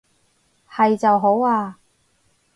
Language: Cantonese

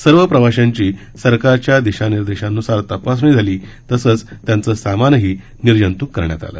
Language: Marathi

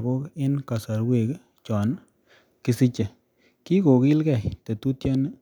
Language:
Kalenjin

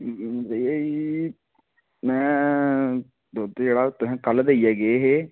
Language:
Dogri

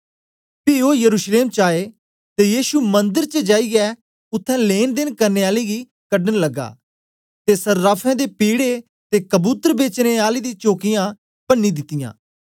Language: Dogri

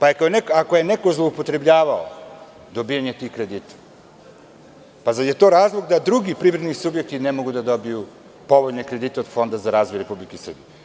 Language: Serbian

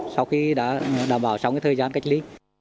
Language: Vietnamese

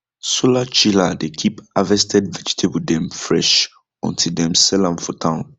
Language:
Nigerian Pidgin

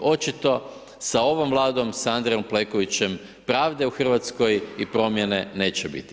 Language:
Croatian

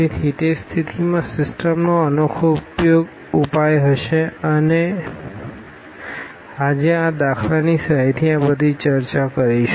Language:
Gujarati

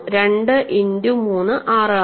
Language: Malayalam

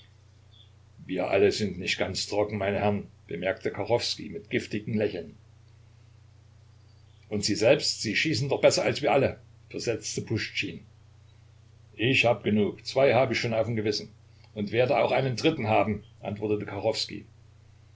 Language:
German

